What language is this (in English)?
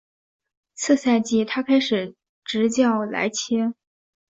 Chinese